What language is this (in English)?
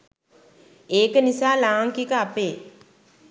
Sinhala